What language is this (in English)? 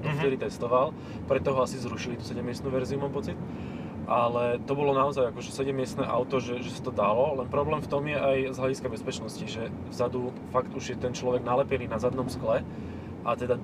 Slovak